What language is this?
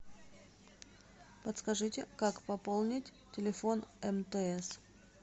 Russian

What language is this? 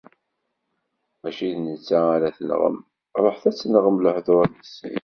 Kabyle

